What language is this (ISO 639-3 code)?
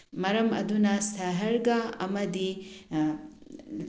mni